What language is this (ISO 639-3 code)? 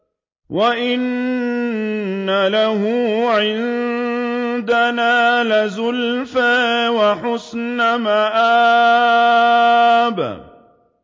ara